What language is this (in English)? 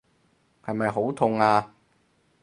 Cantonese